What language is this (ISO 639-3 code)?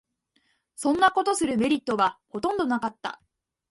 jpn